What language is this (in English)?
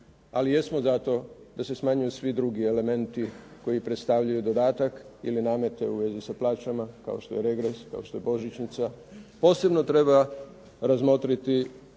Croatian